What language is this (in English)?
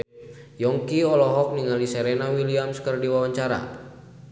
Sundanese